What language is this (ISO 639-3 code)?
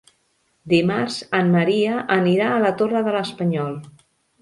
cat